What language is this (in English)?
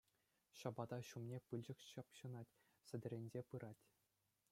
Chuvash